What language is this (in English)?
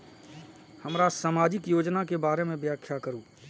Maithili